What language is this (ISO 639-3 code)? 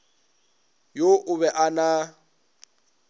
nso